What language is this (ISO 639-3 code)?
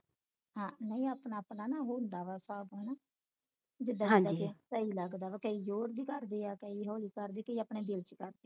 pan